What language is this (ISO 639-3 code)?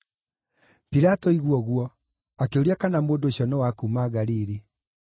kik